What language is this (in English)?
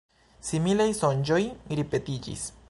Esperanto